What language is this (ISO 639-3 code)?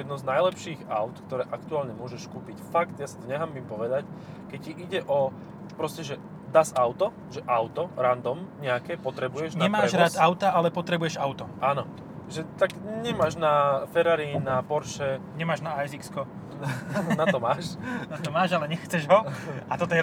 slk